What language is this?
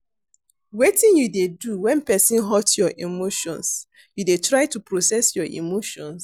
Nigerian Pidgin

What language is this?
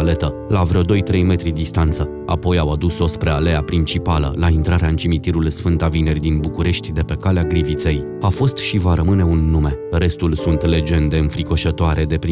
Romanian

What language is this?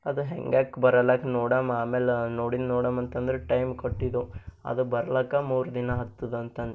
Kannada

